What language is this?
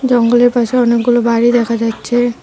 Bangla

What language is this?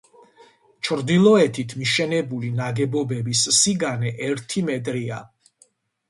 Georgian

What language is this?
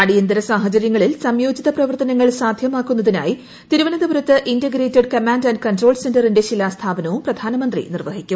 Malayalam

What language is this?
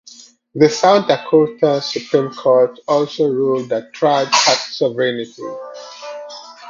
English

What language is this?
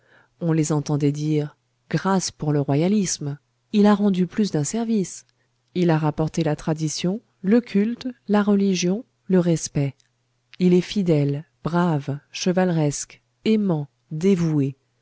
French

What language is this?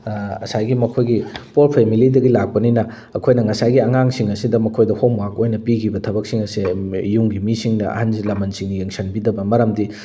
Manipuri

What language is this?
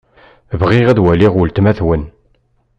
Kabyle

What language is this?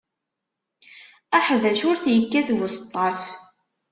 Kabyle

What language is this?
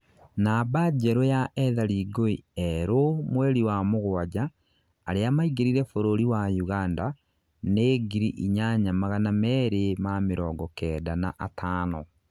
Kikuyu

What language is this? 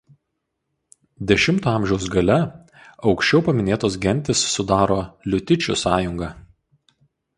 Lithuanian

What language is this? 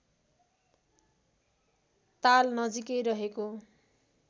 Nepali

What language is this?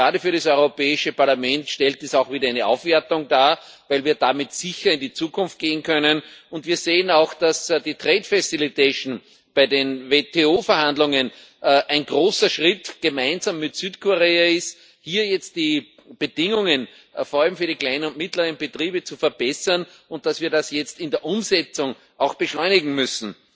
German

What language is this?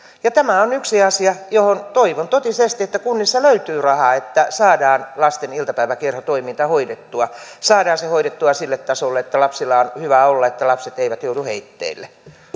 Finnish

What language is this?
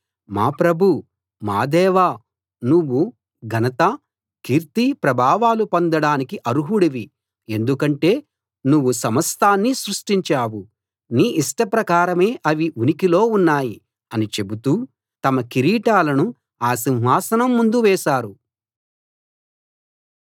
Telugu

